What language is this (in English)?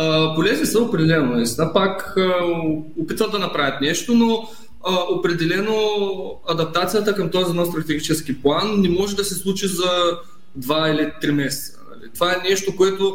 Bulgarian